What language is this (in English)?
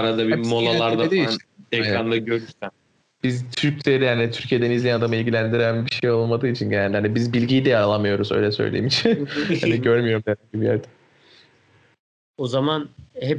Turkish